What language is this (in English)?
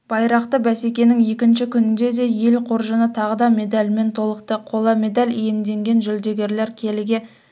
Kazakh